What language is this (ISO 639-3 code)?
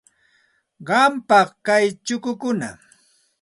qxt